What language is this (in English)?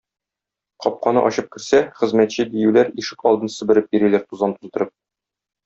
Tatar